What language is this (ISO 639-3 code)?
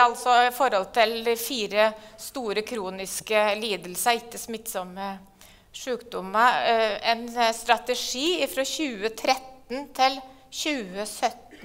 nor